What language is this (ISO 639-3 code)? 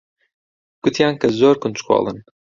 ckb